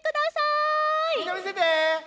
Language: Japanese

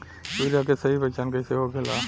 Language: Bhojpuri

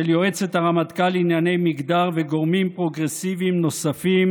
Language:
Hebrew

